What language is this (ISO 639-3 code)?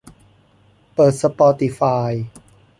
tha